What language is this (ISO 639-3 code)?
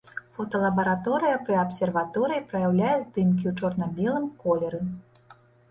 bel